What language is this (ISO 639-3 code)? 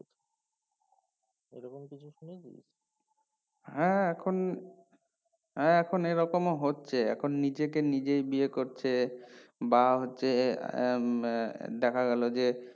ben